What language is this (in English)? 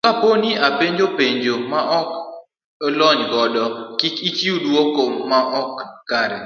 Luo (Kenya and Tanzania)